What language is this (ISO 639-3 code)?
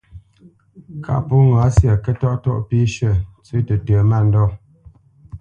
bce